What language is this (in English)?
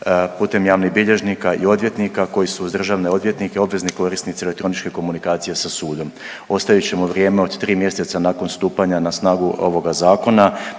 Croatian